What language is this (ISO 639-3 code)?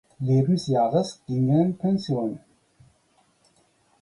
deu